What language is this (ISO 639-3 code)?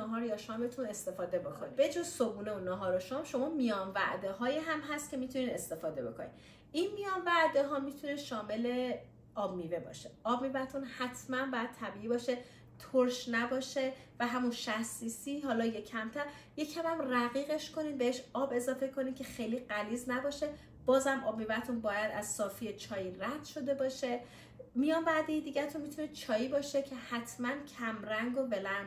fas